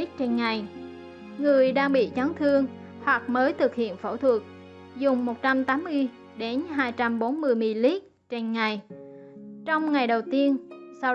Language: Vietnamese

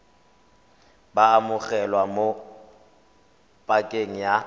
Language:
Tswana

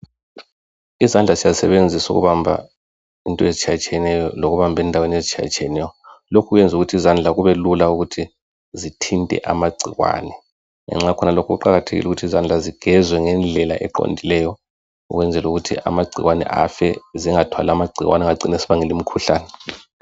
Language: North Ndebele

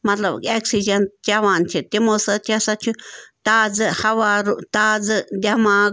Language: Kashmiri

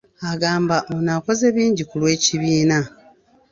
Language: Ganda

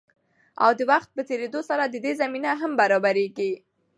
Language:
Pashto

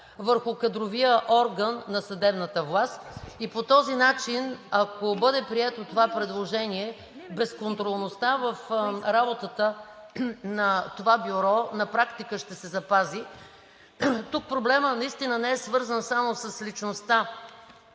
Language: Bulgarian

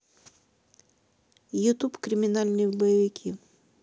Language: Russian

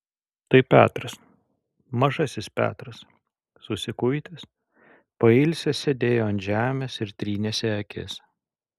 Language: Lithuanian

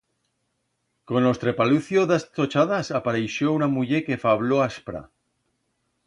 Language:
Aragonese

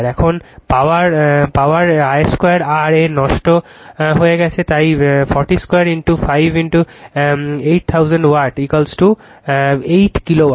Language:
Bangla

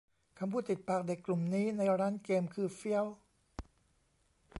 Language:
Thai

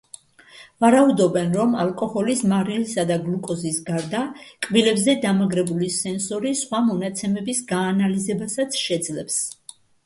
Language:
Georgian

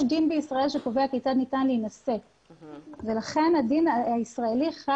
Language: Hebrew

